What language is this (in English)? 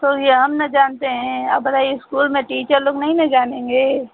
Hindi